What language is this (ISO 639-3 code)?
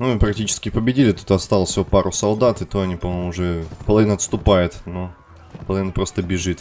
rus